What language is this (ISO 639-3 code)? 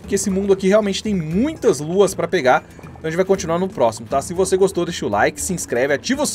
por